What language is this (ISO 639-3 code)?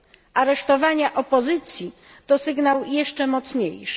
pol